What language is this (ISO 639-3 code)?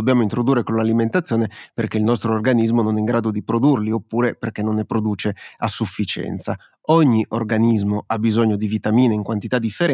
ita